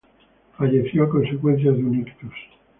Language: Spanish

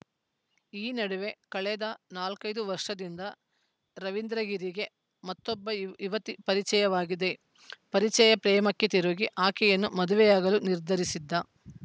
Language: Kannada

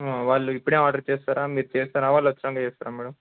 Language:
Telugu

